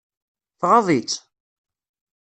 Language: Kabyle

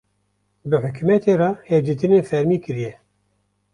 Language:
Kurdish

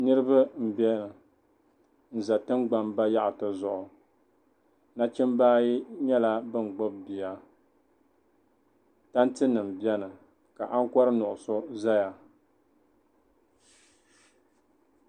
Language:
Dagbani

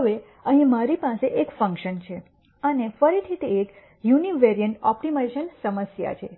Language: Gujarati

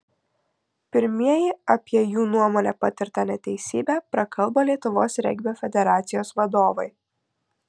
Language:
Lithuanian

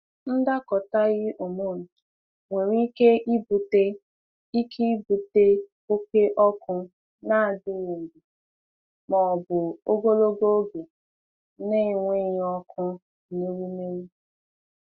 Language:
Igbo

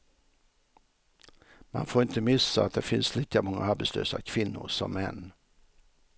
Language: Swedish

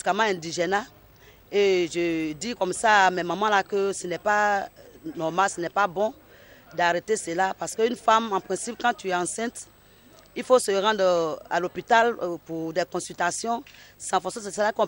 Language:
French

